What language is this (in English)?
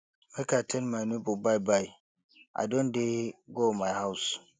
Nigerian Pidgin